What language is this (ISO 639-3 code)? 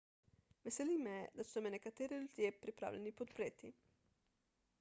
slv